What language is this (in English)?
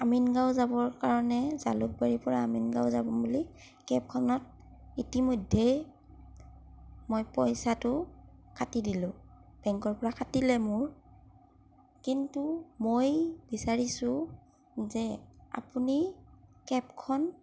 Assamese